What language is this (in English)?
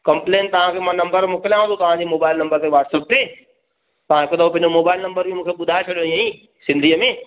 Sindhi